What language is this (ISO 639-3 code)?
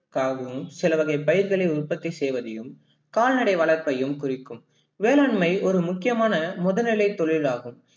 tam